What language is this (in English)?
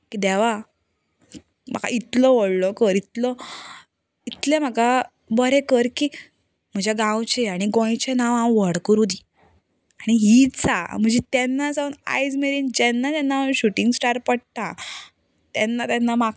Konkani